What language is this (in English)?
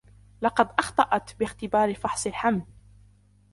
Arabic